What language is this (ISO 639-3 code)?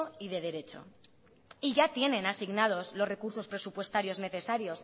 spa